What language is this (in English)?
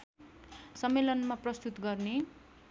Nepali